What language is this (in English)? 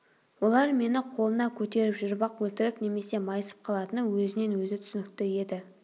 Kazakh